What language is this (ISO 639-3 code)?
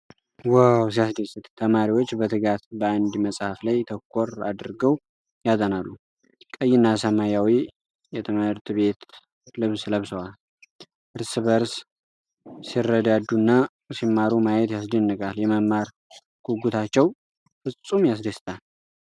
amh